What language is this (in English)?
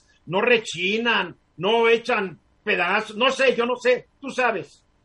Spanish